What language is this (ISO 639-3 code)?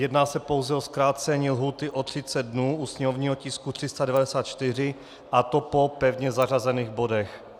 ces